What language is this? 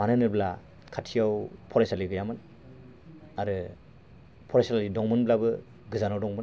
Bodo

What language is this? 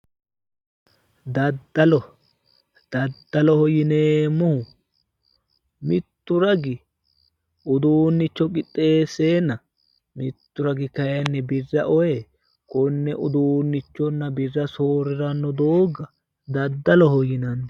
Sidamo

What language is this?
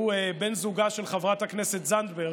Hebrew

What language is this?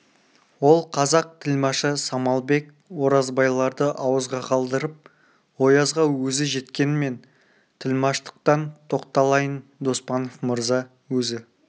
Kazakh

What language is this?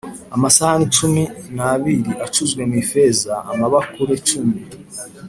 Kinyarwanda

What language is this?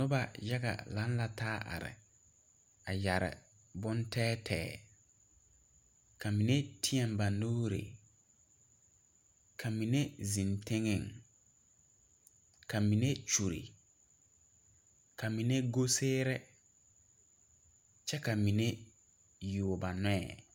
Southern Dagaare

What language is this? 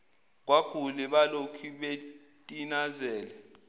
Zulu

